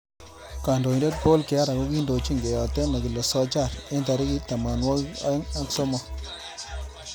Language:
Kalenjin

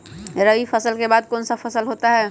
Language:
Magahi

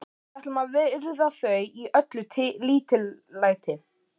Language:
Icelandic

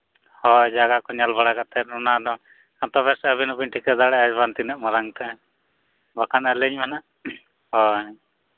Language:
Santali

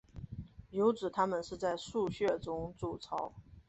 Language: Chinese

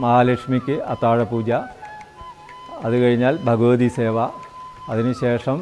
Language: Malayalam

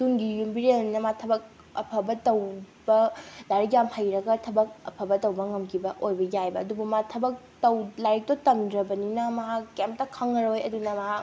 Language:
Manipuri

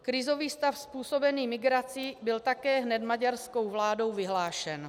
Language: Czech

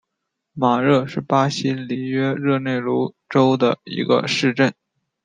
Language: Chinese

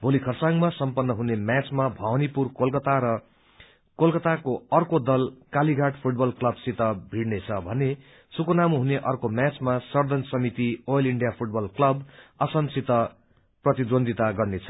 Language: Nepali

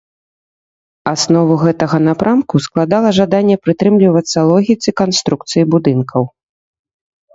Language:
Belarusian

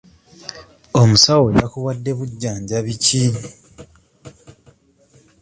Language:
Ganda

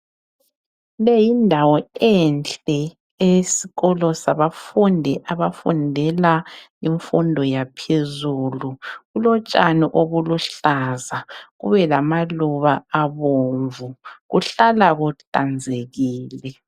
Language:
North Ndebele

